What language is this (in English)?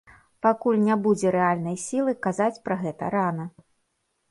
Belarusian